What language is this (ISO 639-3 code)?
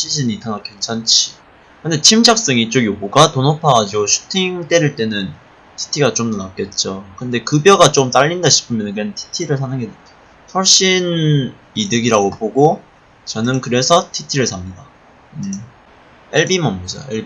kor